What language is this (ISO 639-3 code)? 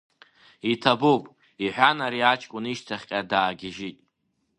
abk